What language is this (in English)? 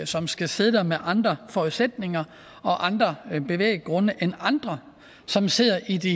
Danish